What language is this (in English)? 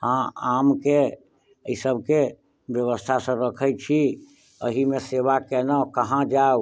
Maithili